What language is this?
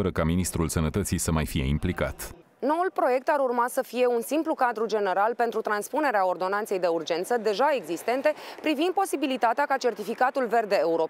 Romanian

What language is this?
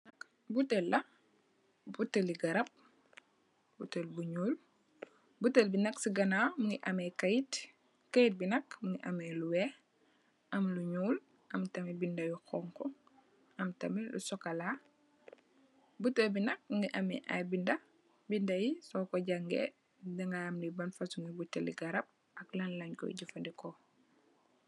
Wolof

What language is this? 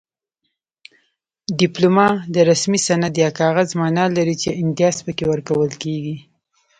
Pashto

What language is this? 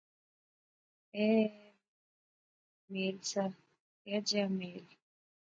Pahari-Potwari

